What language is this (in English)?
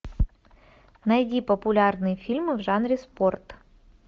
Russian